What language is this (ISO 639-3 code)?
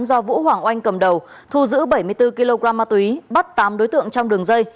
vie